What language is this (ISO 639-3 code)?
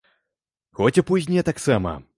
bel